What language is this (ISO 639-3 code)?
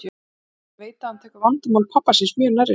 isl